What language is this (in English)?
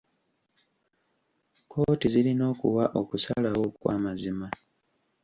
Ganda